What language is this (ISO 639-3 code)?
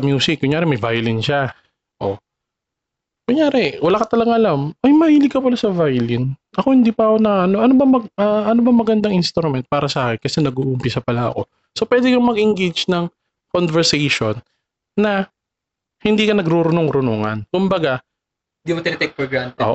fil